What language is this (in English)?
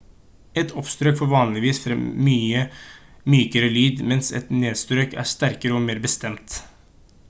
Norwegian Bokmål